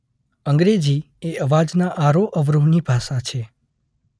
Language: Gujarati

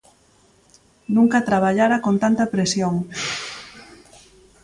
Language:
Galician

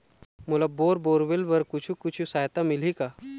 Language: Chhattisgarhi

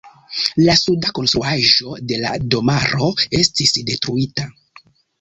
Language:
Esperanto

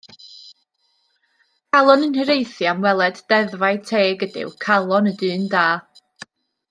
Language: Welsh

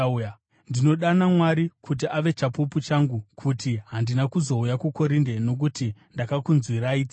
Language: Shona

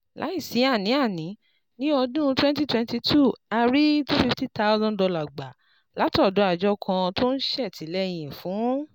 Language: Yoruba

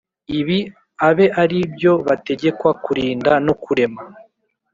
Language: Kinyarwanda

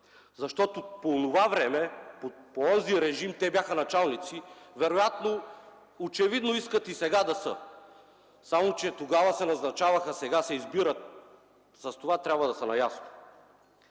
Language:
Bulgarian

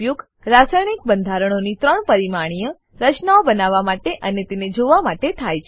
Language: Gujarati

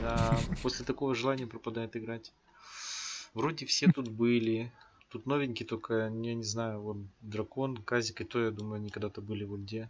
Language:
Russian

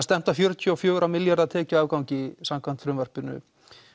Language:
Icelandic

